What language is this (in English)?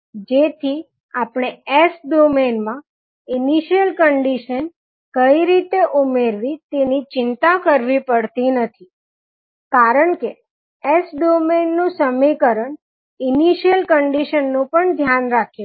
Gujarati